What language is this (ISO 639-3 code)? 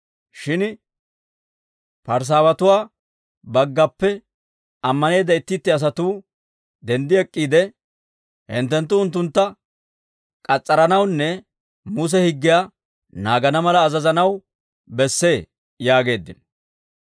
dwr